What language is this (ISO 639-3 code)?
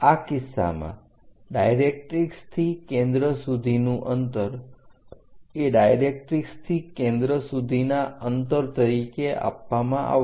guj